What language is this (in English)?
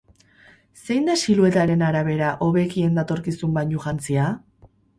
Basque